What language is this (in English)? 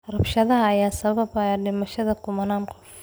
Somali